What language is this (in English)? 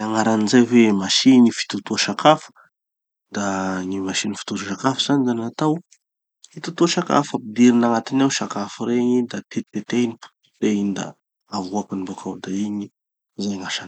Tanosy Malagasy